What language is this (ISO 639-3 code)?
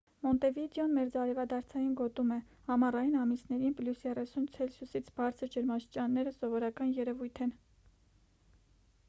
hye